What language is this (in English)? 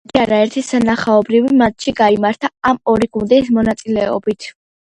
Georgian